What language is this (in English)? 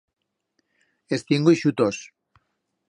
Aragonese